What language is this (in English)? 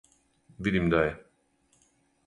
Serbian